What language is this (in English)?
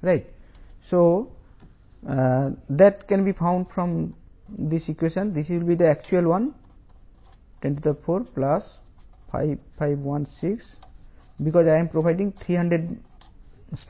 Telugu